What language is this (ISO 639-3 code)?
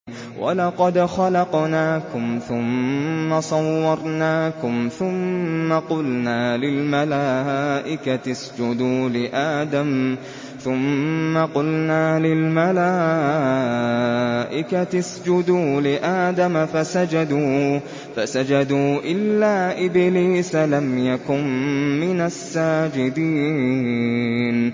ara